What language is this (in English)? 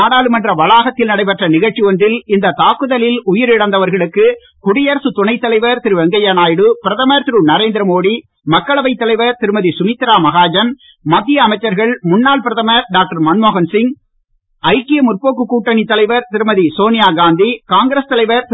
Tamil